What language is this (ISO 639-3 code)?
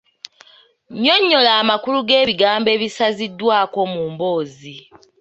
lug